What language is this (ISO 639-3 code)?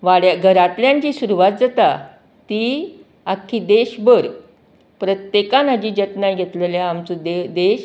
kok